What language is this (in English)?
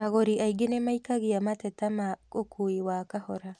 Kikuyu